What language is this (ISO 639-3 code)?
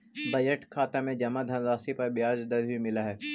mag